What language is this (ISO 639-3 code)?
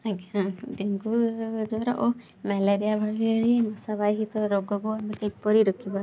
ori